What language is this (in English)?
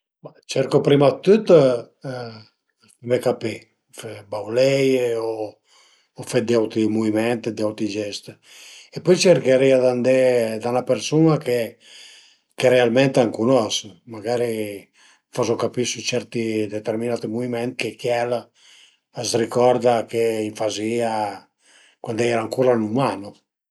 Piedmontese